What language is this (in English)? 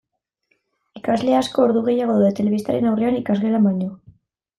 Basque